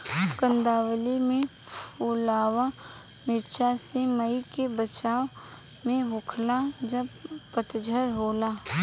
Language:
Bhojpuri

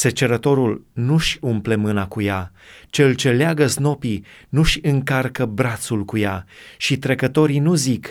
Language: Romanian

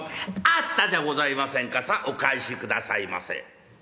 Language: Japanese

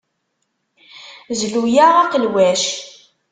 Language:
Kabyle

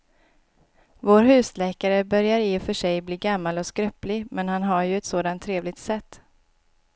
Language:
Swedish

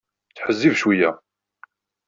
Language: Kabyle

